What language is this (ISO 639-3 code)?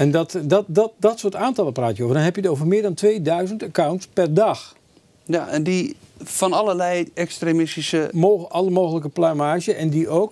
nld